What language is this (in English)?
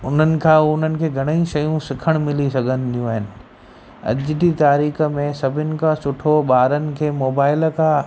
Sindhi